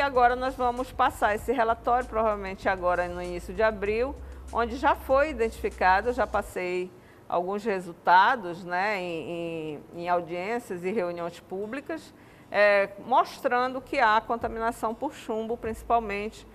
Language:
Portuguese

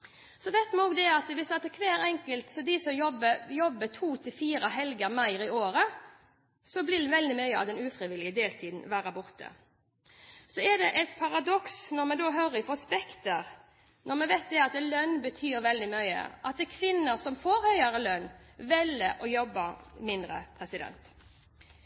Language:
Norwegian Bokmål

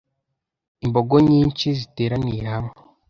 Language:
Kinyarwanda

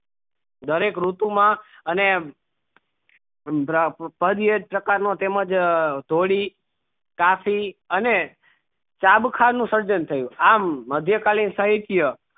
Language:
Gujarati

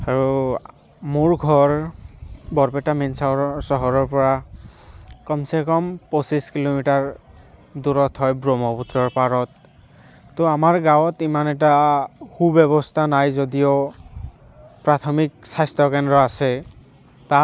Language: Assamese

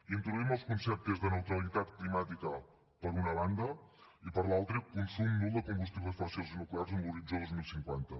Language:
Catalan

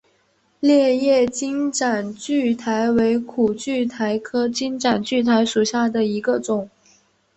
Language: Chinese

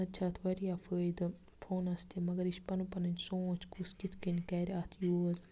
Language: Kashmiri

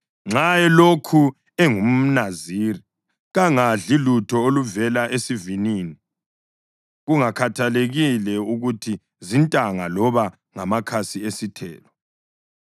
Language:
North Ndebele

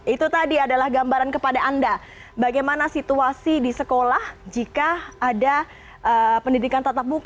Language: Indonesian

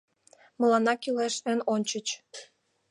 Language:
Mari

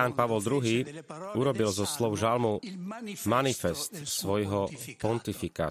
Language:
Slovak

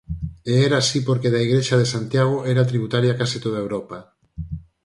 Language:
Galician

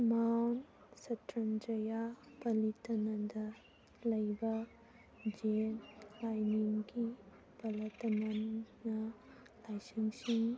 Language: Manipuri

